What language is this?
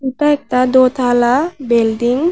Bangla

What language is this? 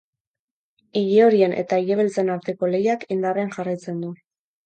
Basque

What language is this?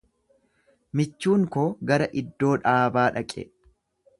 Oromo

